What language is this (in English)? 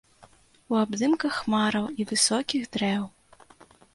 Belarusian